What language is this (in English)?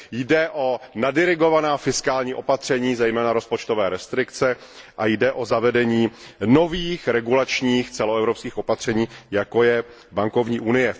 Czech